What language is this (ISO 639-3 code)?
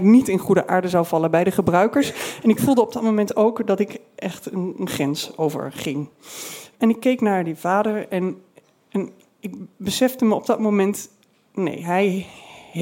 nld